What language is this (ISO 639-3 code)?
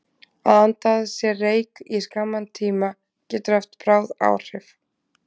isl